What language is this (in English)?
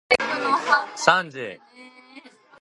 Japanese